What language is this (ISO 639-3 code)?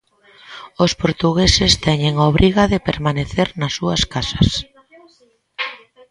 glg